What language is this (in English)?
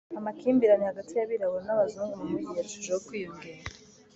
Kinyarwanda